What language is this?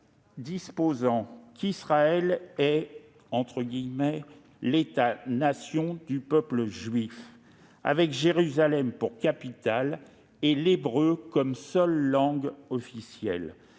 French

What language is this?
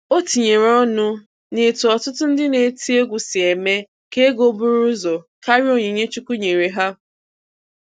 Igbo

